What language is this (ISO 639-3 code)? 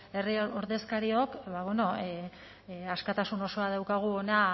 eus